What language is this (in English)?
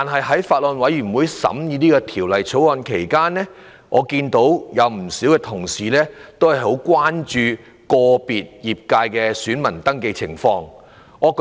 Cantonese